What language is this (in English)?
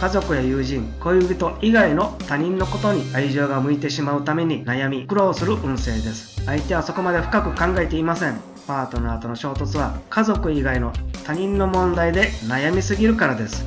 Japanese